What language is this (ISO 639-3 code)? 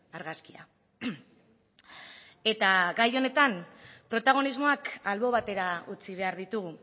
eus